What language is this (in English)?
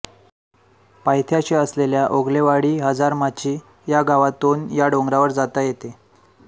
Marathi